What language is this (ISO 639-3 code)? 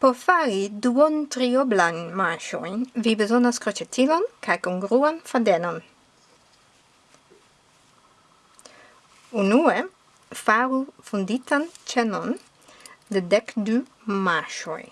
epo